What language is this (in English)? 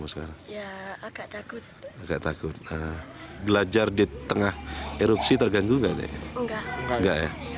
Indonesian